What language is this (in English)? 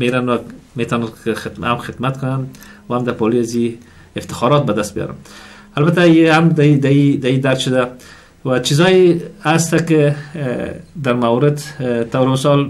Persian